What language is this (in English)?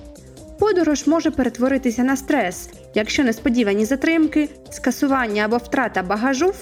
Ukrainian